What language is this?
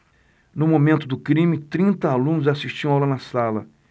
Portuguese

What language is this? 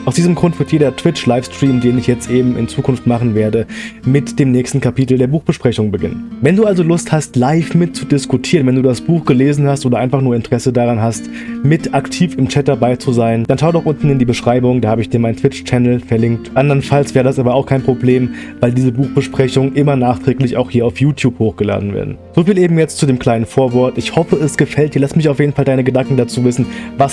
German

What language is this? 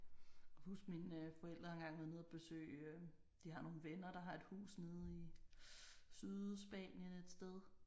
Danish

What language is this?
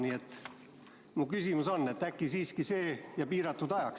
Estonian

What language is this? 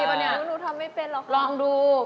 Thai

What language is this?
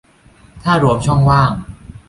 Thai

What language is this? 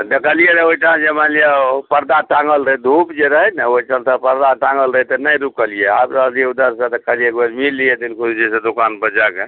Maithili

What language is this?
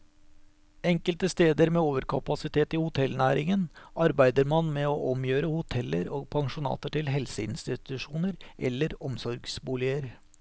Norwegian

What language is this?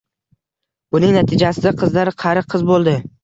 Uzbek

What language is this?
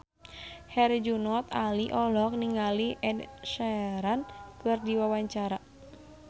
Sundanese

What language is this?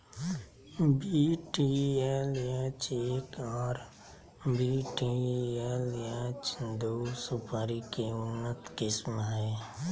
Magahi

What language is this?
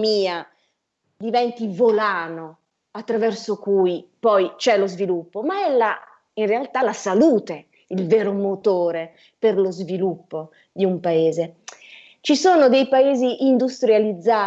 Italian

